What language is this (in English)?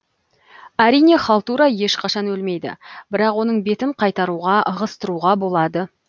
Kazakh